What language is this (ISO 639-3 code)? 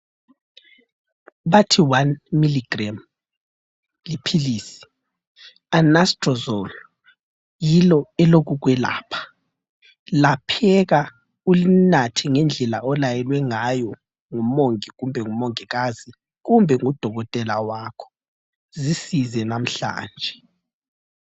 nde